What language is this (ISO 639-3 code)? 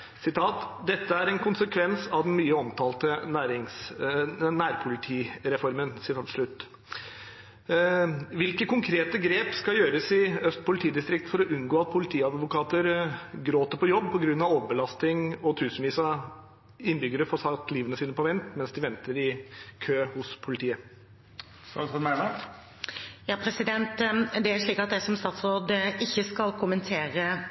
nor